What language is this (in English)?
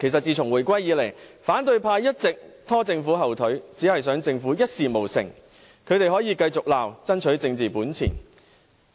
Cantonese